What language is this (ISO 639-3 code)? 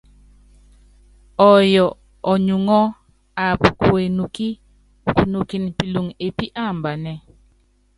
yav